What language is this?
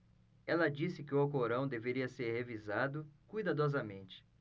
Portuguese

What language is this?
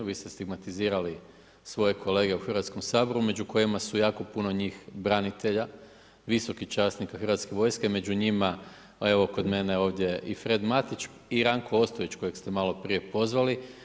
Croatian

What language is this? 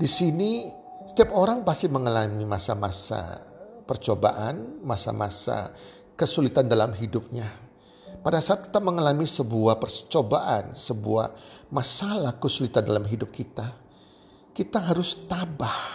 Indonesian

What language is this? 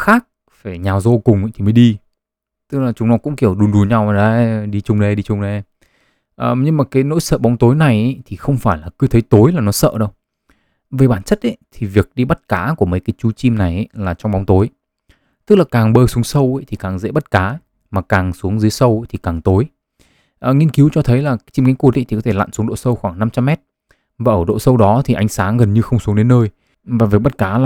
Vietnamese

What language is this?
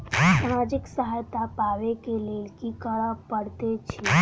Maithili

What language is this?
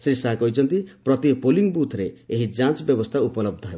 Odia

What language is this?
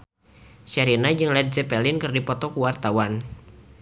Sundanese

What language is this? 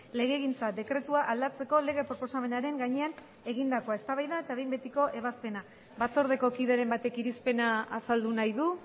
Basque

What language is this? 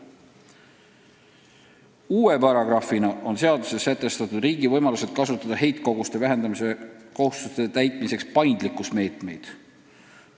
Estonian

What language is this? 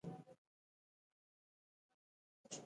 Pashto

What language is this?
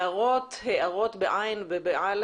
Hebrew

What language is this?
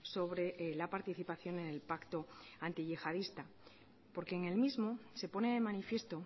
Spanish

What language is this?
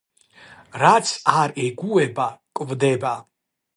Georgian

